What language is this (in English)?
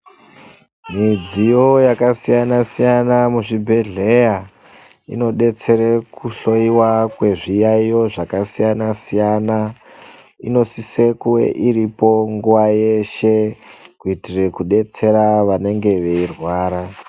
Ndau